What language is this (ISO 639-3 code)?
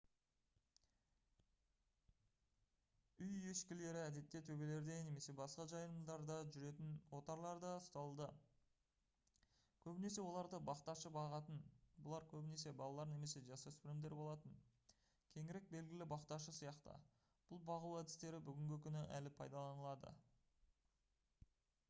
kaz